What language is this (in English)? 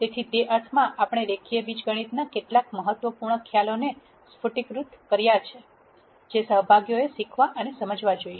Gujarati